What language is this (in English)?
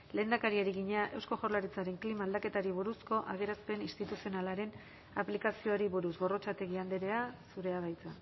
Basque